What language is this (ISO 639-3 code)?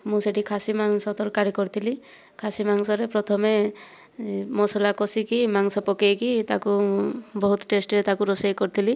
ori